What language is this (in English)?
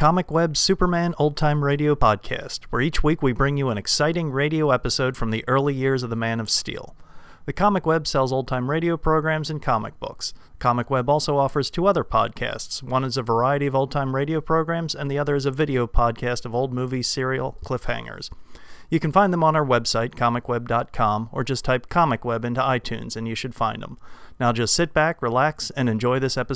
English